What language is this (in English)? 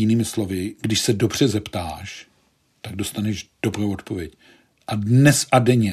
Czech